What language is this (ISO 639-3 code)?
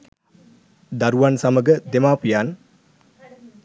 sin